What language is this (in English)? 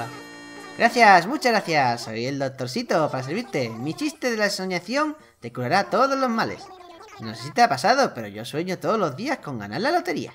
Spanish